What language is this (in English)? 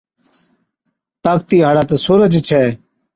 Od